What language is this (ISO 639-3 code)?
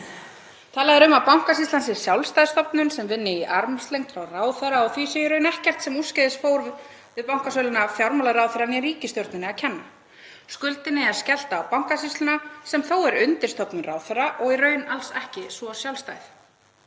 isl